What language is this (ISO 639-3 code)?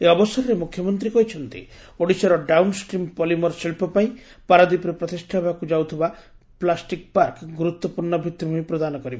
ori